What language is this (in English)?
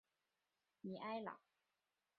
Chinese